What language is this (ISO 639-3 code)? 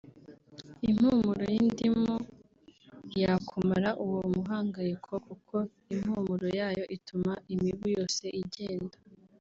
kin